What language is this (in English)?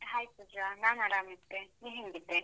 Kannada